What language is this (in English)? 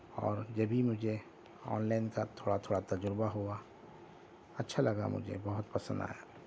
Urdu